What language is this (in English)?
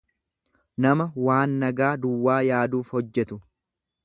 Oromo